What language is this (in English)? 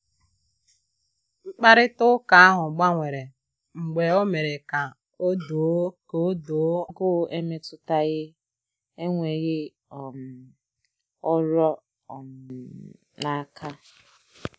Igbo